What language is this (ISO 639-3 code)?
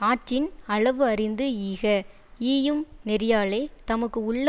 tam